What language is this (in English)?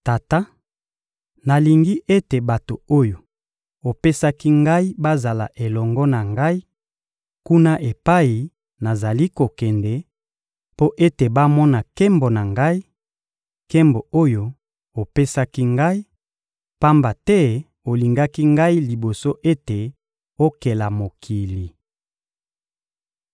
Lingala